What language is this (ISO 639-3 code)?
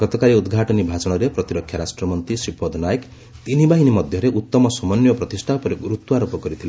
ori